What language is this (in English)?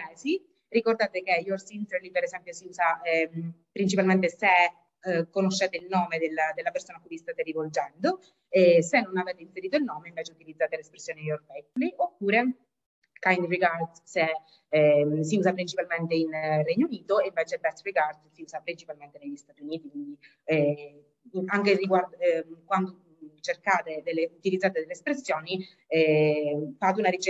Italian